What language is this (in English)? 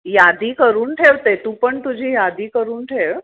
Marathi